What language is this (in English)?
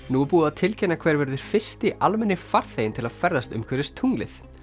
Icelandic